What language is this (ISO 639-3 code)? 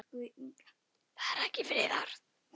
isl